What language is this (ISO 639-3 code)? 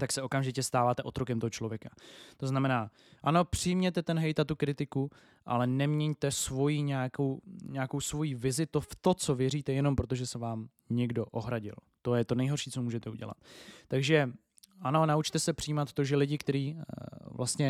ces